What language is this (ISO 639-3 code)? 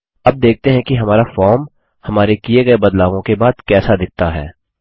hin